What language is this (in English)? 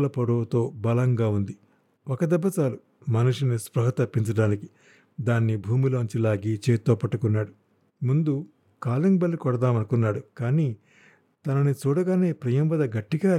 Telugu